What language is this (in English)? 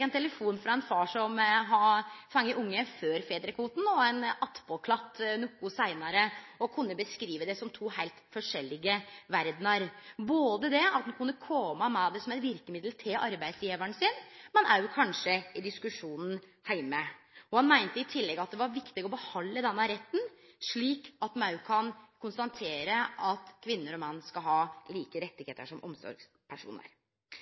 Norwegian Nynorsk